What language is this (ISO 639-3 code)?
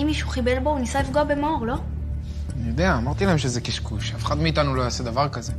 heb